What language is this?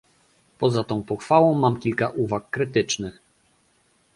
Polish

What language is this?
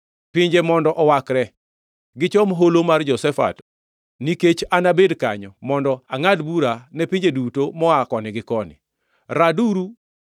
Luo (Kenya and Tanzania)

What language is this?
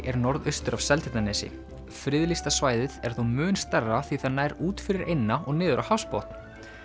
Icelandic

